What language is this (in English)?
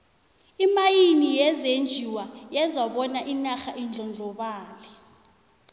South Ndebele